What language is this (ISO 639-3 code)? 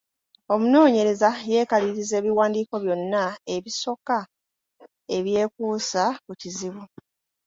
lug